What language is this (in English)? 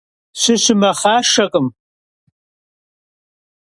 Kabardian